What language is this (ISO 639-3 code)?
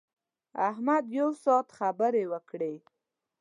pus